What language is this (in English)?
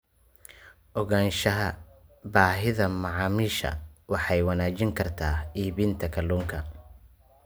Somali